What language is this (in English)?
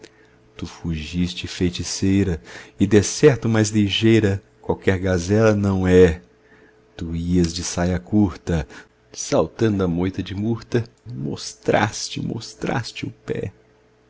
Portuguese